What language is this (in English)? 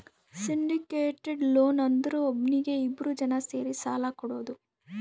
Kannada